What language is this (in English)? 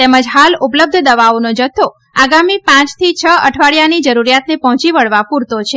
Gujarati